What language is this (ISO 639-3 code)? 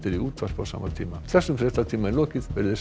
isl